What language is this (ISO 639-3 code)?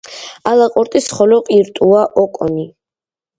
kat